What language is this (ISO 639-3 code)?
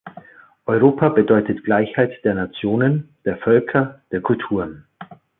deu